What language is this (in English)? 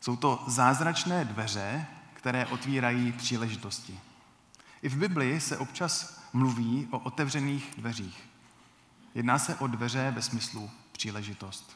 Czech